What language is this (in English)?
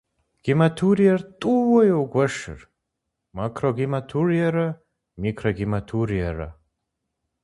Kabardian